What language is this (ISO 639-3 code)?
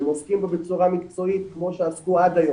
heb